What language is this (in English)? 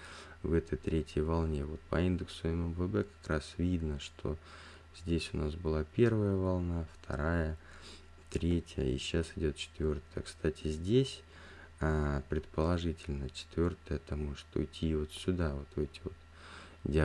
Russian